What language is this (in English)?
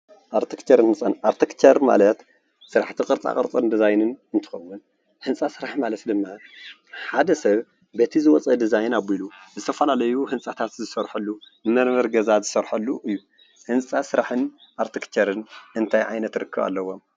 Tigrinya